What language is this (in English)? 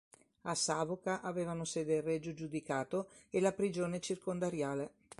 Italian